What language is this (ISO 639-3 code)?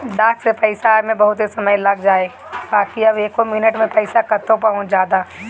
bho